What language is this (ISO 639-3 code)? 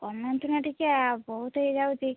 ori